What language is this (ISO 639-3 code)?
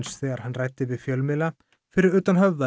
isl